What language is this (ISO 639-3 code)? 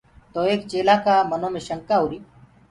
ggg